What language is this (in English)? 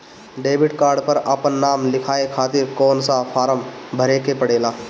Bhojpuri